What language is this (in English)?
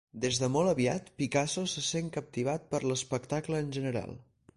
Catalan